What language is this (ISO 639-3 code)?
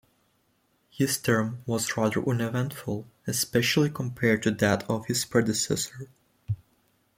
eng